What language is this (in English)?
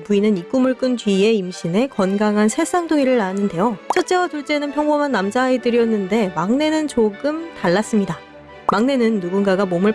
Korean